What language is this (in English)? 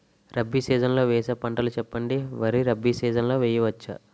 Telugu